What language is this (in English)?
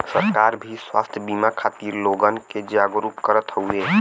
Bhojpuri